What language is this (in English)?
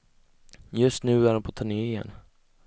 Swedish